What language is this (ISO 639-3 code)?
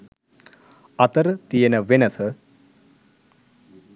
sin